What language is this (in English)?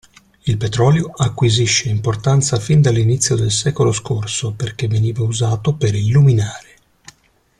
Italian